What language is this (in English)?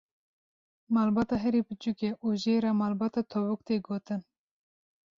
Kurdish